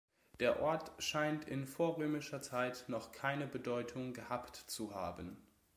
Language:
German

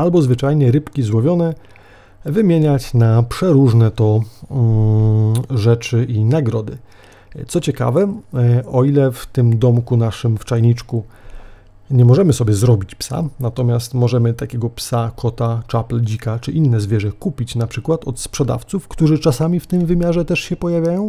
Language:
Polish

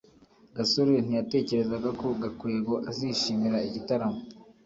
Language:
Kinyarwanda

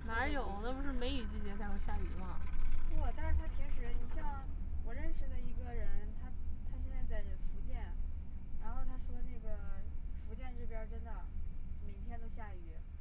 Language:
Chinese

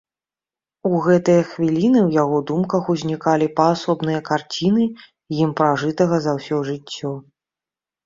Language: Belarusian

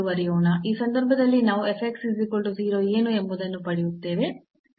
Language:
Kannada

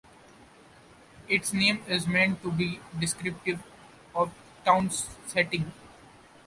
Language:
English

